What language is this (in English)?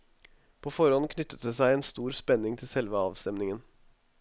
Norwegian